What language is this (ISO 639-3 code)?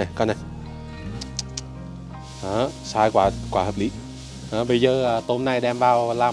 vie